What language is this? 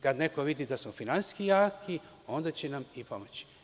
Serbian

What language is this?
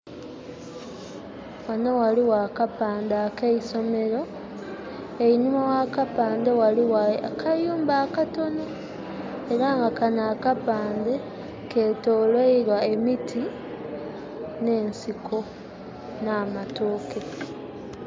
Soga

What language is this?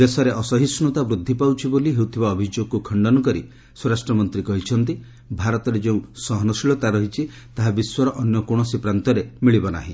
Odia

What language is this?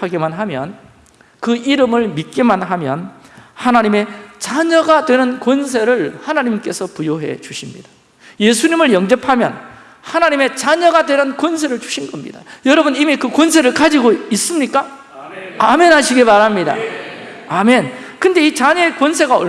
Korean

